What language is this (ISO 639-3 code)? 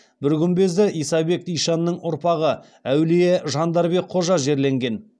kaz